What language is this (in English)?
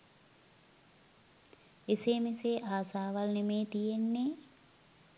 Sinhala